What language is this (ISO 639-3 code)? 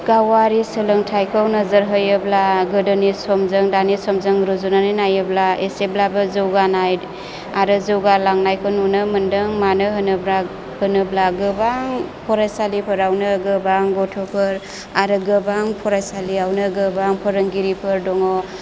brx